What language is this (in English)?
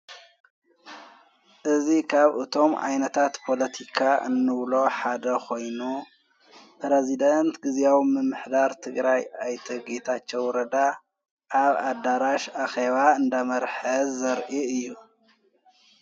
Tigrinya